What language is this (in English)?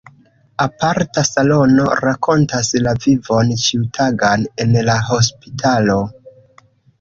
Esperanto